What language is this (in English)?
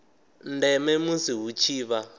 Venda